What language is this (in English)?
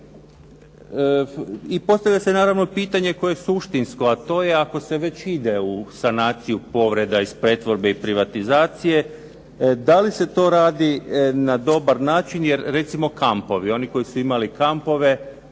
Croatian